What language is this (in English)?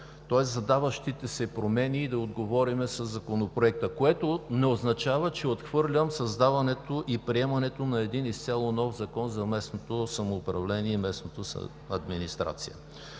Bulgarian